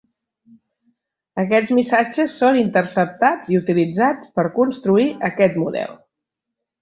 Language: Catalan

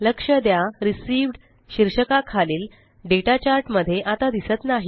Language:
Marathi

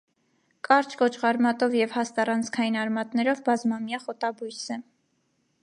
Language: Armenian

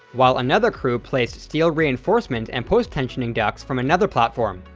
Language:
English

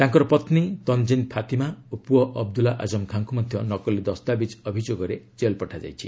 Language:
Odia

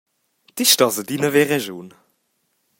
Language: Romansh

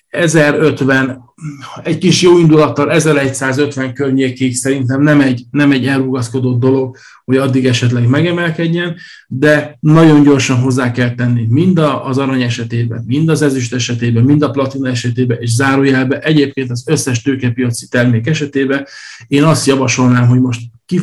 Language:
Hungarian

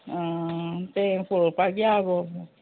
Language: Konkani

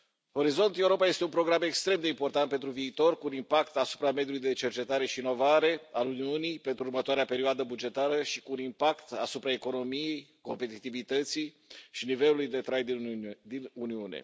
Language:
Romanian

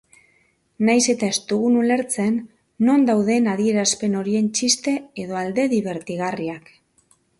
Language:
Basque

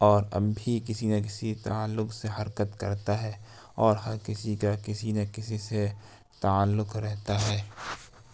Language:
Urdu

